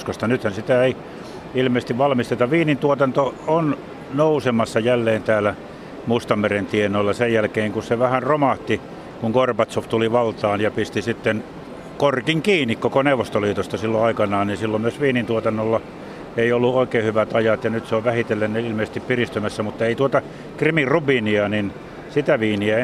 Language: Finnish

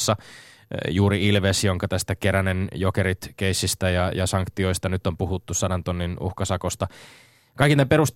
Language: Finnish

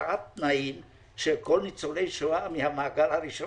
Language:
Hebrew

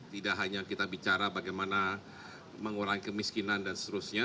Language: Indonesian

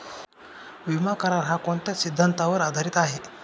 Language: Marathi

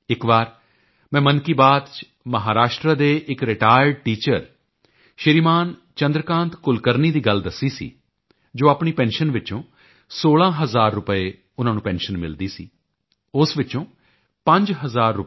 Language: Punjabi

